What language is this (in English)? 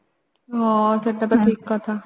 Odia